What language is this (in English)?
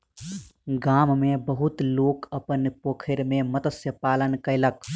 Maithili